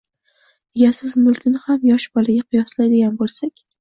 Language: Uzbek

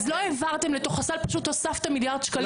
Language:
Hebrew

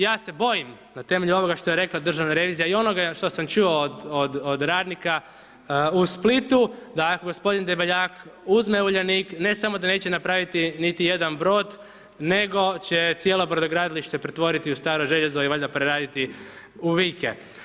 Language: Croatian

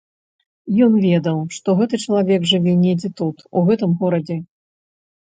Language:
Belarusian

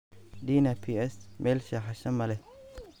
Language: Somali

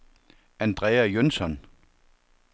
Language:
Danish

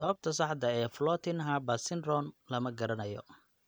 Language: Somali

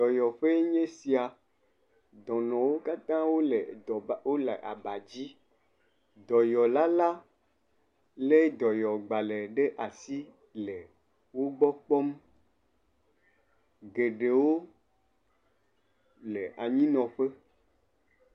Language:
Ewe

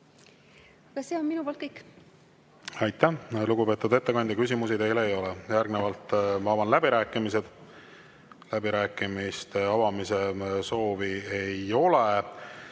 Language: Estonian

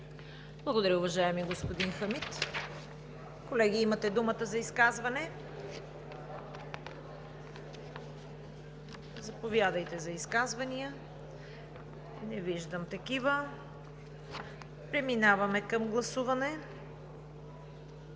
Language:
Bulgarian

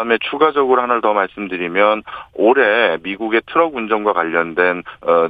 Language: Korean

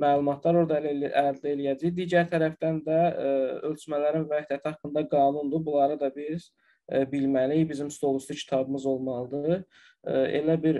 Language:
Turkish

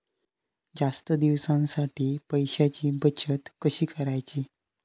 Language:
Marathi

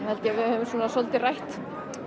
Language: Icelandic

